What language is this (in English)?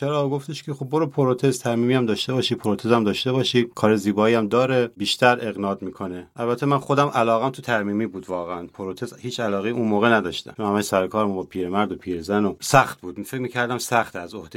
Persian